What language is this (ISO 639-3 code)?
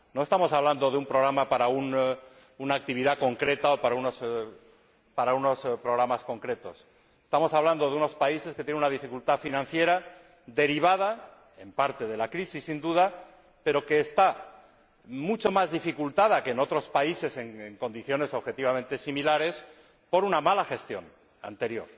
spa